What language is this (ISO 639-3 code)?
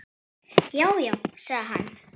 isl